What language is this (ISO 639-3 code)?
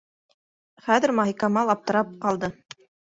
bak